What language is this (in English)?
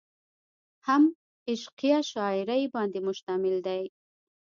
Pashto